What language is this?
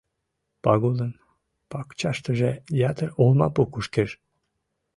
Mari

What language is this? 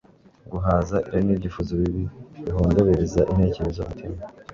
Kinyarwanda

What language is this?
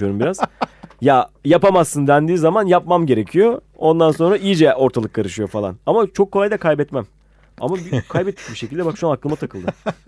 Turkish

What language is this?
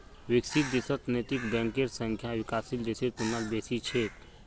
Magahi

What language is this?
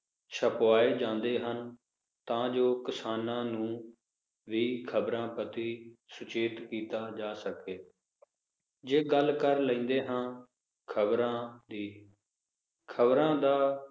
Punjabi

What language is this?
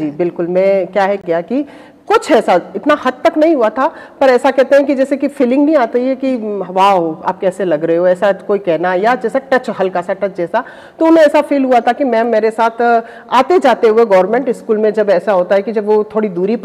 Hindi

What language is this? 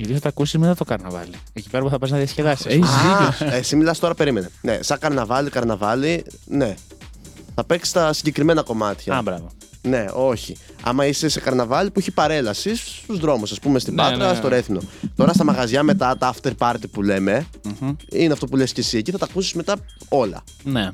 Greek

